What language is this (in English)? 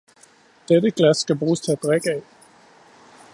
Danish